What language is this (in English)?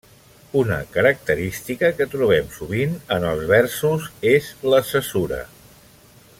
Catalan